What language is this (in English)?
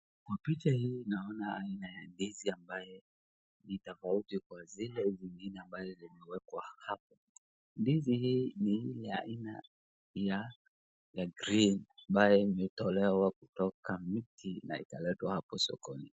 Swahili